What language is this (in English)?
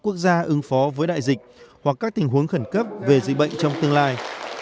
Vietnamese